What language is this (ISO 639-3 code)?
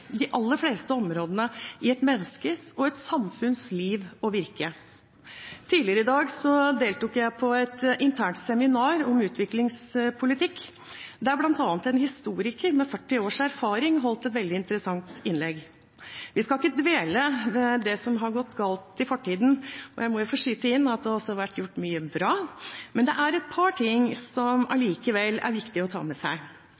nob